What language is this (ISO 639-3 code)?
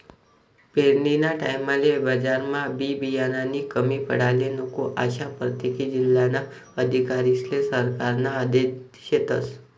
mar